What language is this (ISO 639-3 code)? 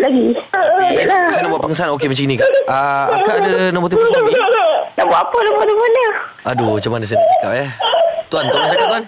msa